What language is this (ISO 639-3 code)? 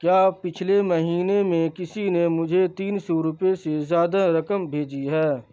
urd